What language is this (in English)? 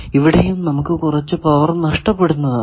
Malayalam